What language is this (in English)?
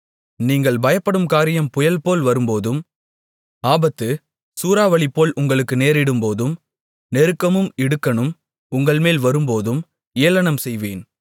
Tamil